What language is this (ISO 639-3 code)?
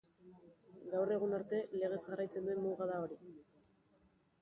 eus